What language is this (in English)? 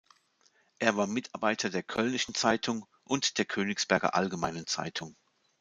German